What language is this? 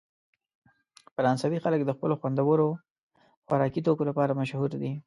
Pashto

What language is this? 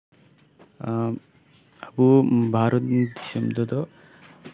Santali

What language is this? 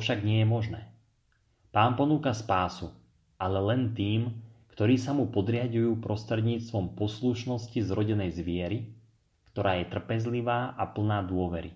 Slovak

